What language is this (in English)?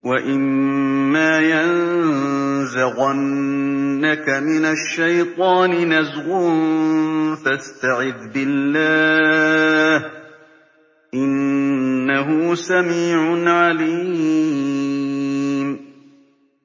Arabic